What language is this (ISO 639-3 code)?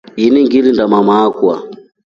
rof